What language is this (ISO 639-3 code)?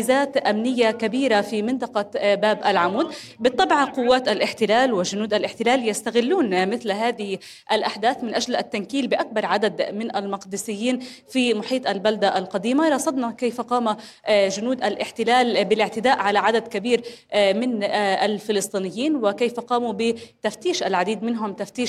ara